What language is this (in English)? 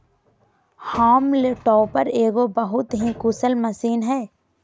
Magahi